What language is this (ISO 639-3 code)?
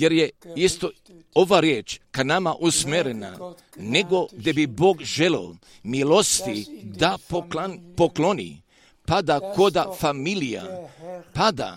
hrv